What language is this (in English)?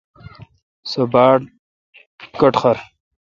Kalkoti